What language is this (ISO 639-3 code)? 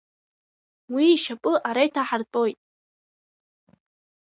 abk